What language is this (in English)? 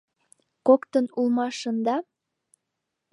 Mari